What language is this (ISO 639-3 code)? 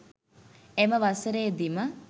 sin